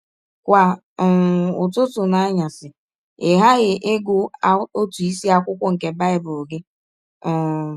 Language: Igbo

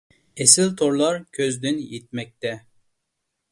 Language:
Uyghur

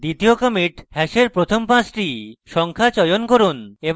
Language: Bangla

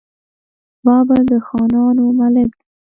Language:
Pashto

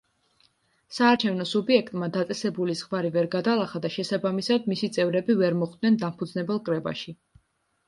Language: Georgian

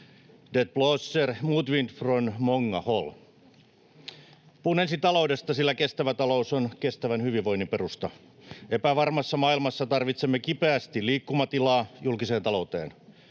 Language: Finnish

